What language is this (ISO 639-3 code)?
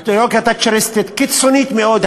heb